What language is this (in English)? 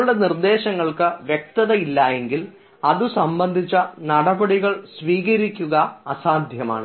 Malayalam